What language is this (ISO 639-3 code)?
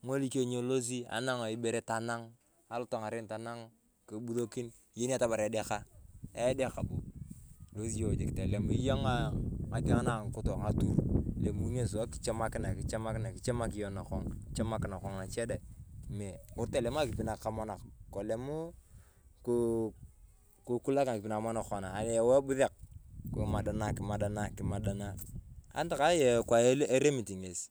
tuv